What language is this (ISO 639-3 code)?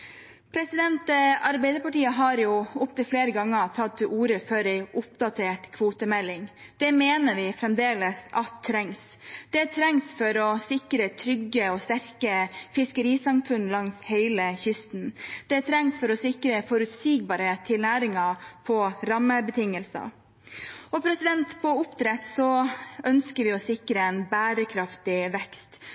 nob